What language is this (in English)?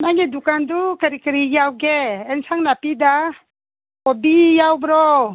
Manipuri